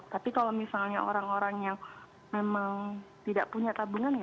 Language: Indonesian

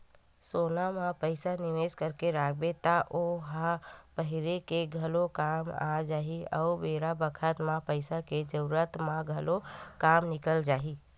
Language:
Chhattisgarhi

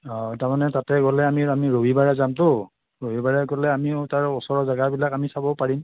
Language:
Assamese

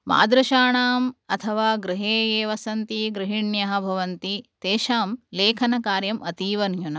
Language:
Sanskrit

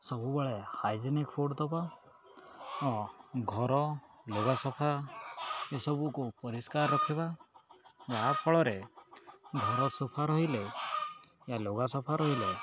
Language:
Odia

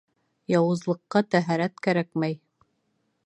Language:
Bashkir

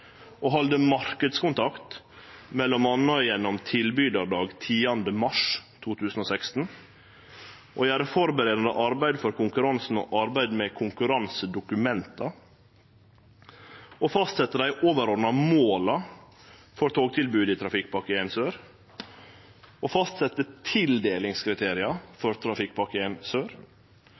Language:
Norwegian Nynorsk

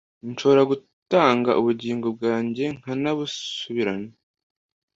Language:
Kinyarwanda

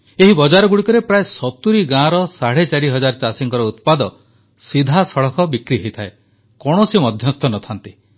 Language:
Odia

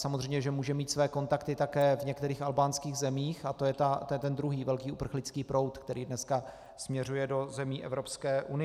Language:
Czech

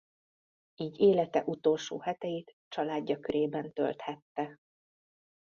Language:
Hungarian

